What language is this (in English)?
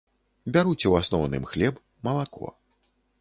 Belarusian